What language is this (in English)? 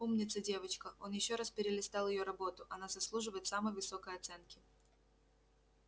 Russian